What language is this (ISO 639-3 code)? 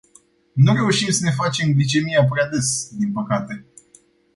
ron